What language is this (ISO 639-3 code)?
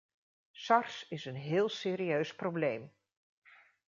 nld